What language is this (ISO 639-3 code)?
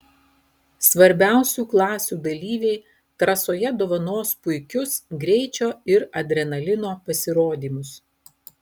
lit